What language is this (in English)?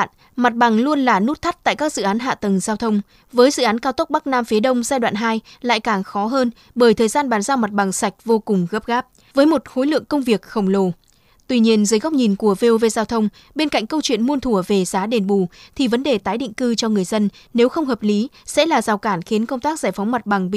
Vietnamese